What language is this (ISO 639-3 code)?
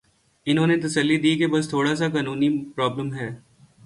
urd